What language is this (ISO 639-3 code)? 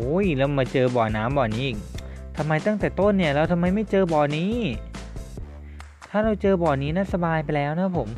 tha